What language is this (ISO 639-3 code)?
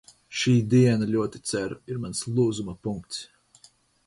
lav